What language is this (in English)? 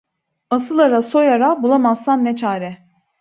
Turkish